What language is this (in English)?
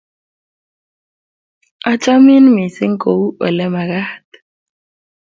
Kalenjin